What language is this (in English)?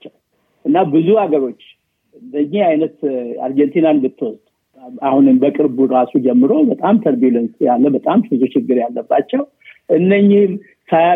Amharic